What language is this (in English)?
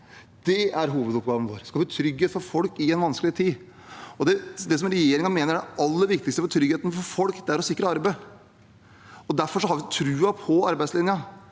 Norwegian